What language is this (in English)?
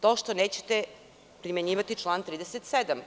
Serbian